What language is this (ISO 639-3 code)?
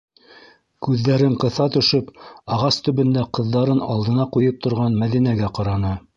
bak